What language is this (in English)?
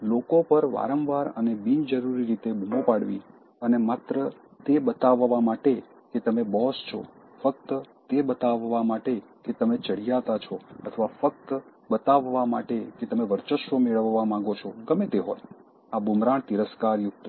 Gujarati